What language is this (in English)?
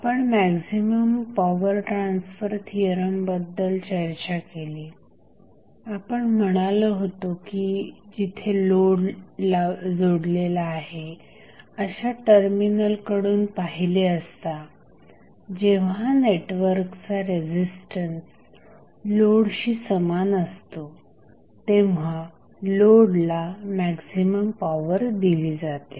Marathi